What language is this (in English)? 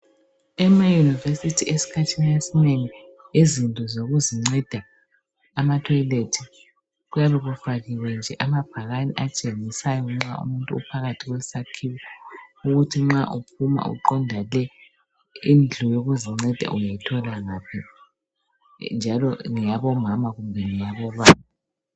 North Ndebele